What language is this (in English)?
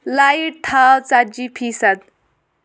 Kashmiri